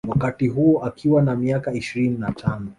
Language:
Swahili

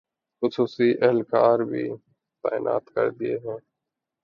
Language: Urdu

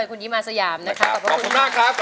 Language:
Thai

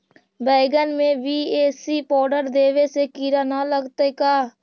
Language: Magahi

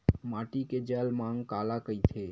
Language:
Chhattisgarhi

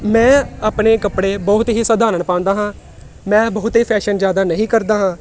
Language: Punjabi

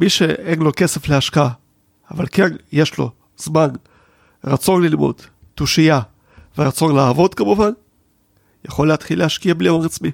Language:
Hebrew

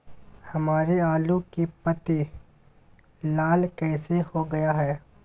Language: Magahi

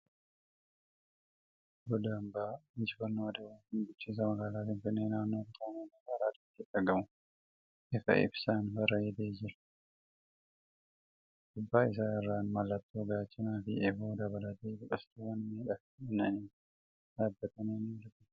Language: Oromo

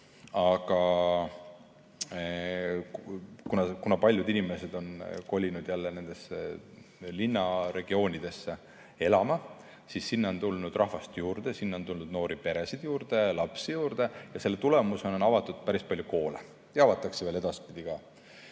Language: Estonian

